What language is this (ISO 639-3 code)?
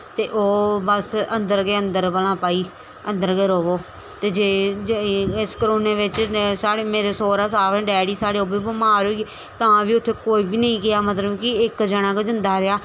doi